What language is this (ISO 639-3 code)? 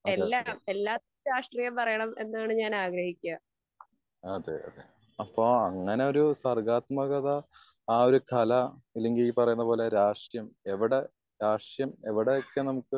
mal